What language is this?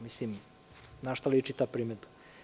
Serbian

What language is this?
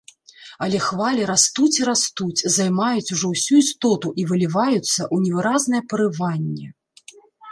Belarusian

